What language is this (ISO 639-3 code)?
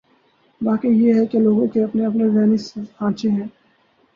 urd